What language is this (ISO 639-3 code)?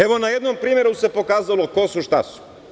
srp